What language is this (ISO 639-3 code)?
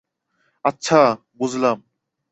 ben